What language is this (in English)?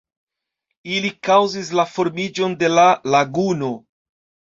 Esperanto